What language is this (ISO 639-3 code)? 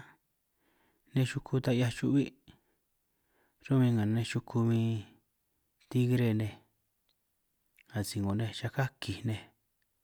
trq